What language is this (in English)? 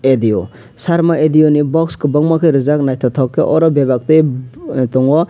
Kok Borok